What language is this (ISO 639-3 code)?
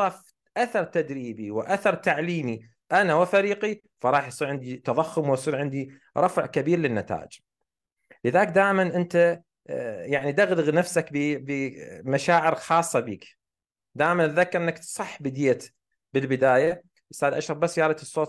ara